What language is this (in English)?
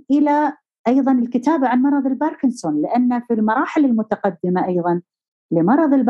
Arabic